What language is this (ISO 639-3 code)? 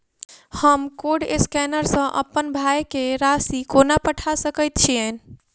mai